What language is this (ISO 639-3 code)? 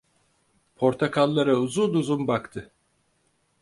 tur